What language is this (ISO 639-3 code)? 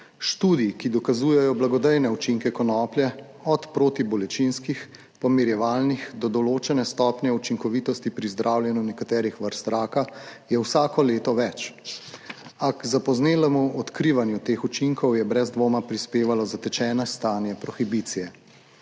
slv